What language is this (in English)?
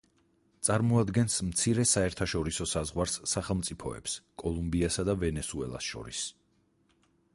Georgian